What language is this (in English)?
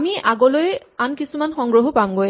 Assamese